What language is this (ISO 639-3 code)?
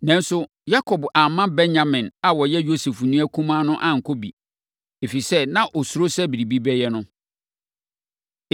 aka